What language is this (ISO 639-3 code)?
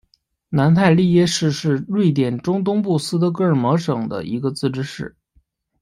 zho